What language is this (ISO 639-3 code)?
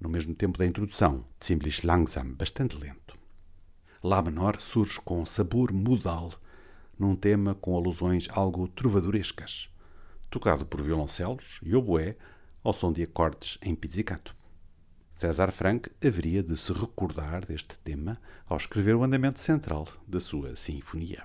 por